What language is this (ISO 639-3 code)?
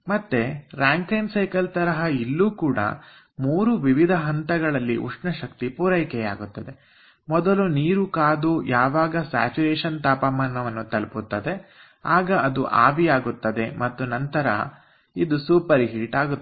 kan